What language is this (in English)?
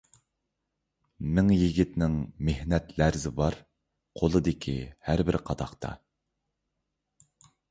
Uyghur